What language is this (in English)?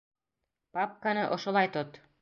Bashkir